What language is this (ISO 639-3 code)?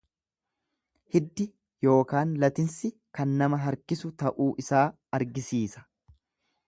orm